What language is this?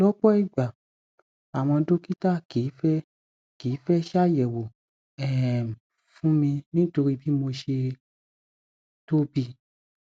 Yoruba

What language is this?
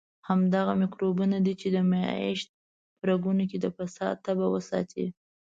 Pashto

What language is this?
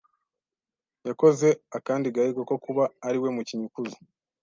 Kinyarwanda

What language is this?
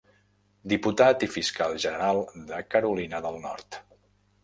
Catalan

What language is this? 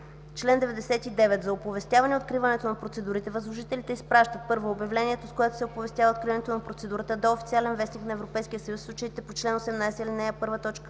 Bulgarian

